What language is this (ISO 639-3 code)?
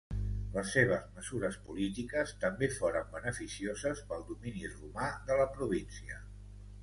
cat